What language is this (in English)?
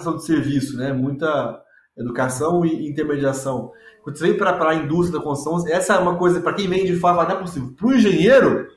Portuguese